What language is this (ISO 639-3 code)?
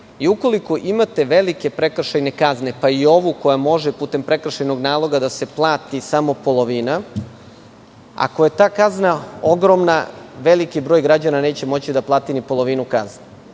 srp